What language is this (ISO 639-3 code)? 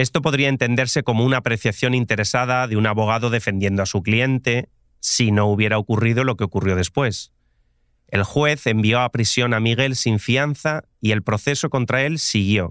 spa